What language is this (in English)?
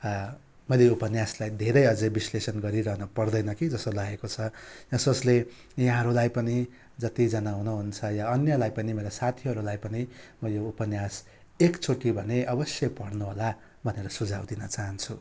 Nepali